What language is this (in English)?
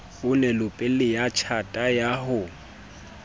Southern Sotho